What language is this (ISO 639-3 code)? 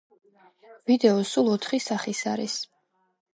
kat